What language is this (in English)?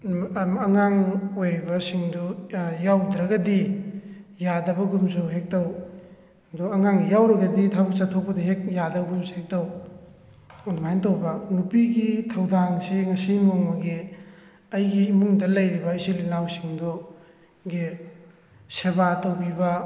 Manipuri